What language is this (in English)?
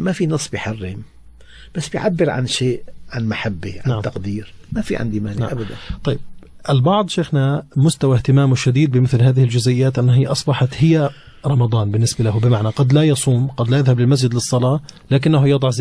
Arabic